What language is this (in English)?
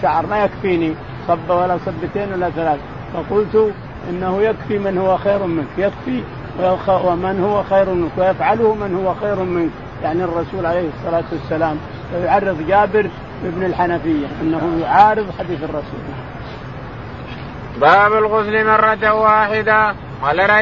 Arabic